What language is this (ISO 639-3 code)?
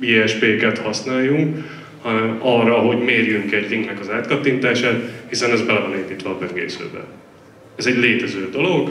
hun